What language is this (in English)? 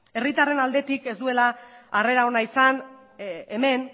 Basque